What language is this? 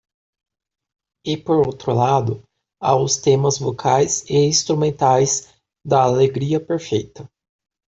Portuguese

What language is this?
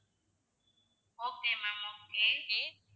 Tamil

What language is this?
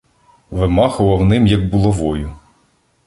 Ukrainian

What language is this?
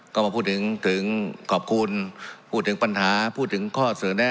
Thai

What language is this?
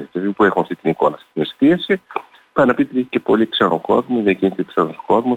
Greek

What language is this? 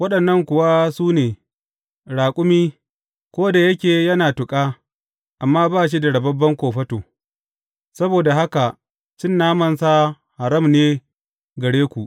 Hausa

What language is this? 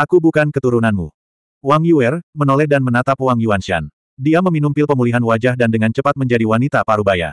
Indonesian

